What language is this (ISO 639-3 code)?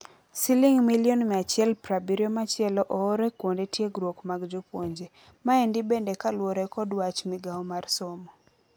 luo